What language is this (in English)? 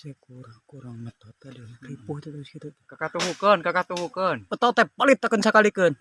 Indonesian